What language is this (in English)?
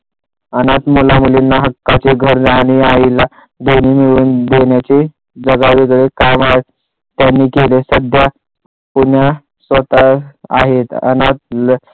Marathi